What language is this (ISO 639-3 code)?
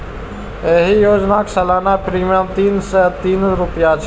mai